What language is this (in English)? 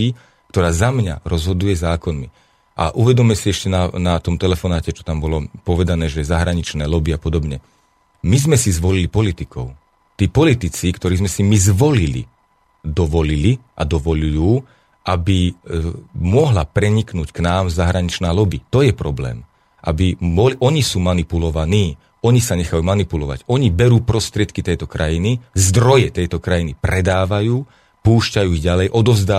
Slovak